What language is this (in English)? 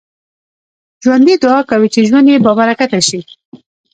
Pashto